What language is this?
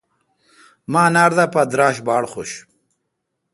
Kalkoti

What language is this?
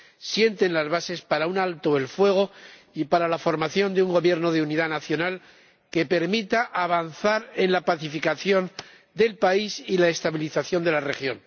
Spanish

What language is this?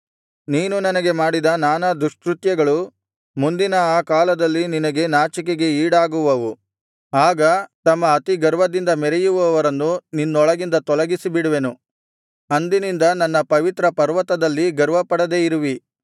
Kannada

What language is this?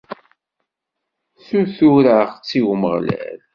Kabyle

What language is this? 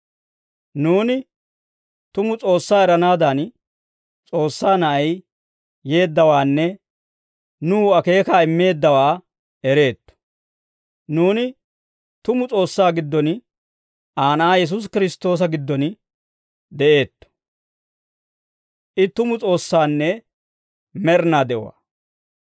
Dawro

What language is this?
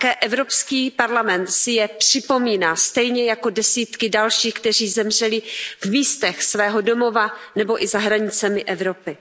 Czech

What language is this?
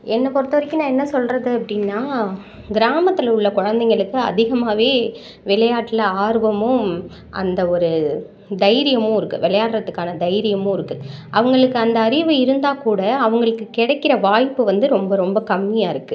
Tamil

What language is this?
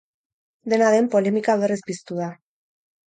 Basque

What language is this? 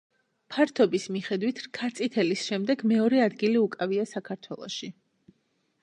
Georgian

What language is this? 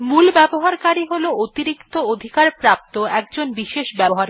Bangla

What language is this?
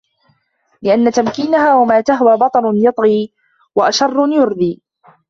Arabic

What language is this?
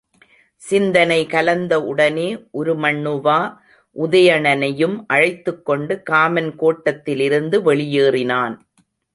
Tamil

